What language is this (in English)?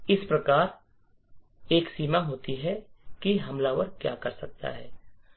Hindi